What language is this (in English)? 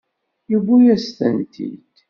Kabyle